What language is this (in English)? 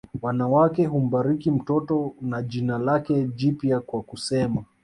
Swahili